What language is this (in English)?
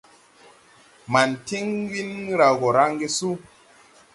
Tupuri